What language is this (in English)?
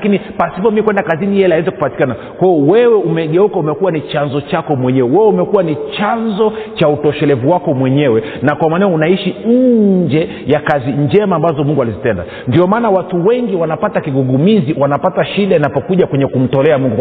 Swahili